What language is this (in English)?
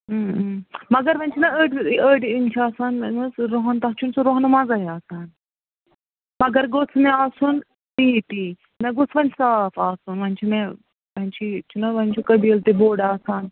Kashmiri